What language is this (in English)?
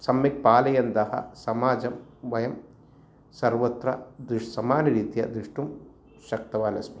Sanskrit